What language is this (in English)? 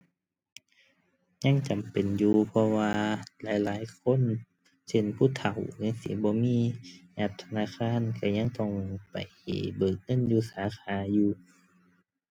Thai